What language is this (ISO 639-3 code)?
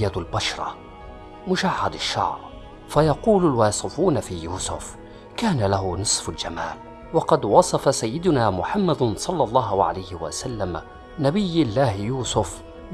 ara